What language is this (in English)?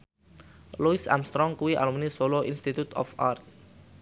Javanese